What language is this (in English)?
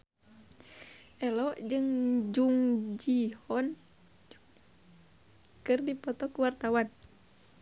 Sundanese